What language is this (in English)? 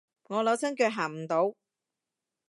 Cantonese